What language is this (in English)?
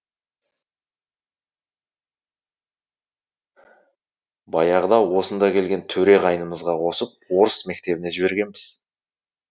Kazakh